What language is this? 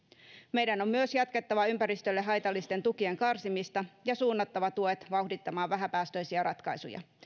Finnish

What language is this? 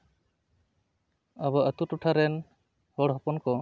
Santali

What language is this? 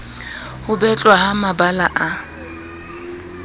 Southern Sotho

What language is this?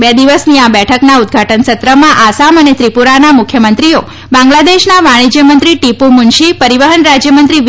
Gujarati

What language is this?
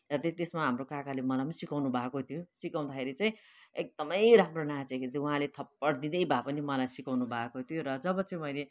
Nepali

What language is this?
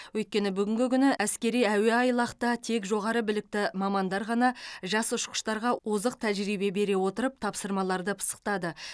Kazakh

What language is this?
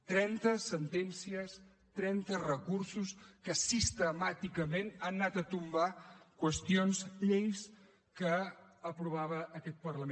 Catalan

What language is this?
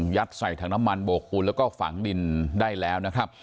Thai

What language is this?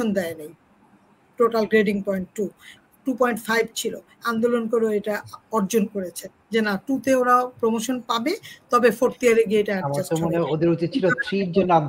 Bangla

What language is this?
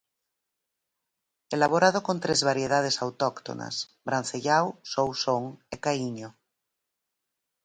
Galician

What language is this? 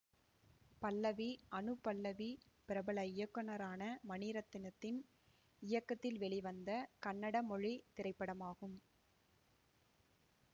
Tamil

